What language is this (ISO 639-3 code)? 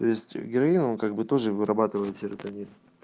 rus